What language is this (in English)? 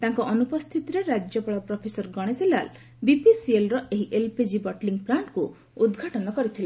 Odia